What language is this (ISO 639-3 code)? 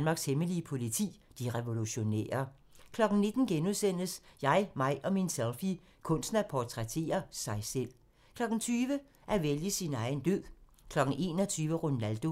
dan